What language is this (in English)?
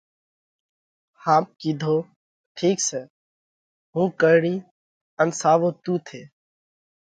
Parkari Koli